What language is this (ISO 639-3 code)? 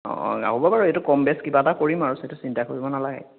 asm